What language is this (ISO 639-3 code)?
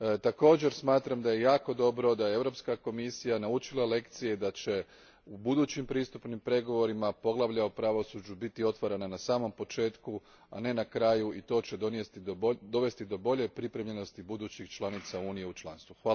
hrv